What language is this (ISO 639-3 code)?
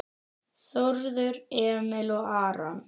isl